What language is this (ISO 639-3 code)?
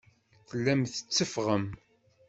kab